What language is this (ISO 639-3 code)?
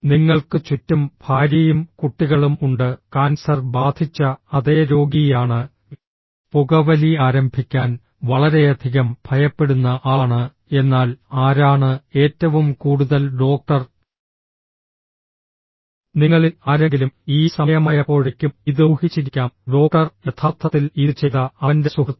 mal